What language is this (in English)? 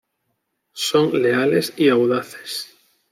Spanish